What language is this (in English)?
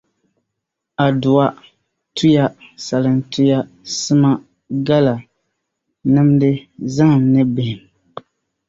Dagbani